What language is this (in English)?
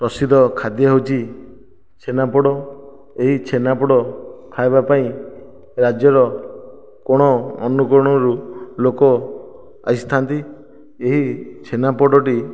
Odia